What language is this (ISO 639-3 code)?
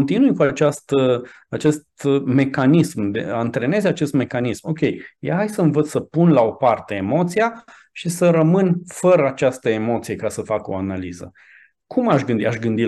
ron